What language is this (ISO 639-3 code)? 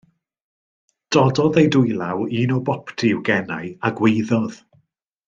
cym